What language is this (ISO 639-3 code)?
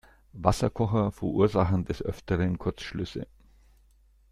deu